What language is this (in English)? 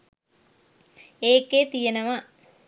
Sinhala